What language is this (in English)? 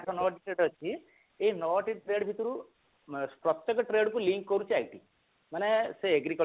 Odia